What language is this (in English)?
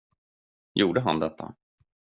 Swedish